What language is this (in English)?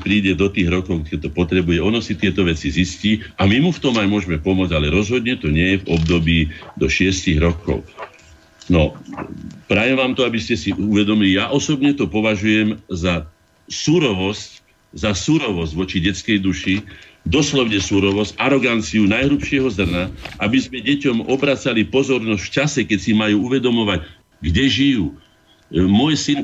Slovak